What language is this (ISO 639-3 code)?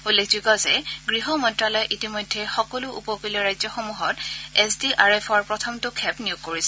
asm